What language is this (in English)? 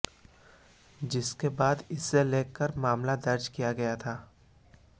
Hindi